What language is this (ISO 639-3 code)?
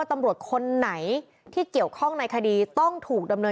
tha